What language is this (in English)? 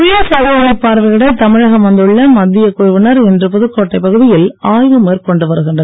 Tamil